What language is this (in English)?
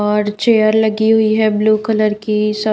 Hindi